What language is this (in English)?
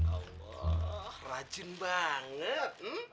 Indonesian